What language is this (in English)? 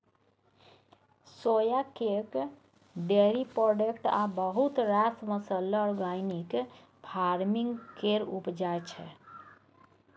Maithili